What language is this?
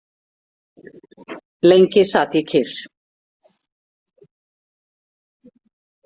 Icelandic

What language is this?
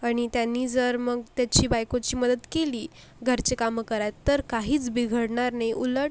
Marathi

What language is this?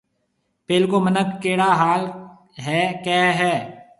Marwari (Pakistan)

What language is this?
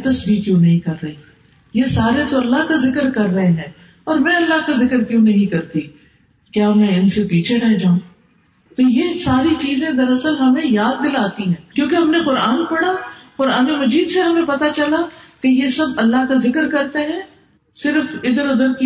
Urdu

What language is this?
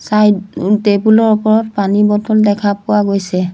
Assamese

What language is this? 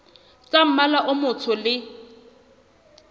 Southern Sotho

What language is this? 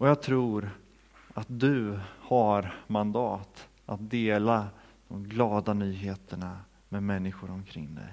Swedish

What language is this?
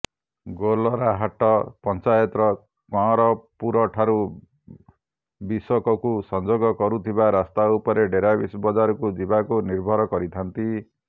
Odia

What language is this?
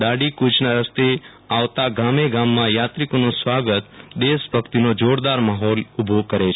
Gujarati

